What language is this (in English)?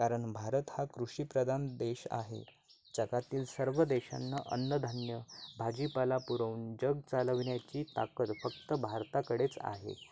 Marathi